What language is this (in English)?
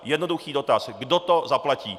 Czech